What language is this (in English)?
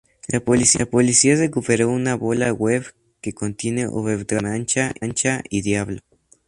Spanish